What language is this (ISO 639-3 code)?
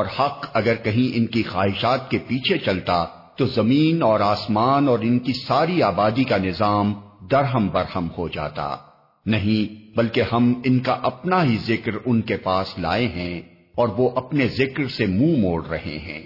urd